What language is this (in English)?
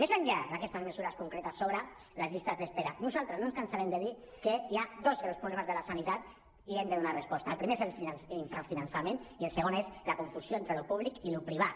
Catalan